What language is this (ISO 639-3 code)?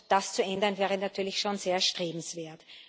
deu